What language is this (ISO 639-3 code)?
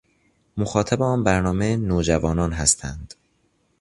fas